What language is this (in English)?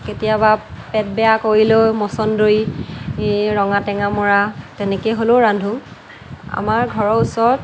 Assamese